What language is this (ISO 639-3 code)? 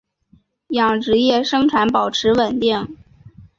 zho